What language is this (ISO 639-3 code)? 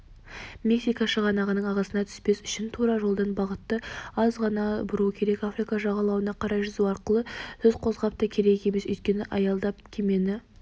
kaz